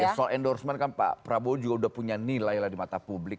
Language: Indonesian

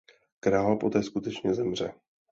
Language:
Czech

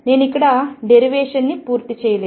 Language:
Telugu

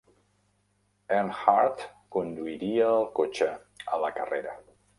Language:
Catalan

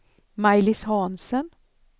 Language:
Swedish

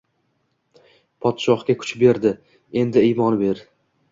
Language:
Uzbek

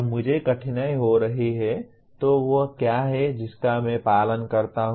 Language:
Hindi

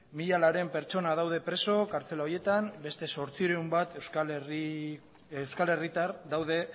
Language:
Basque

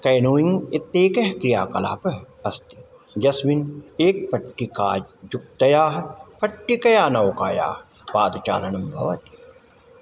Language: Sanskrit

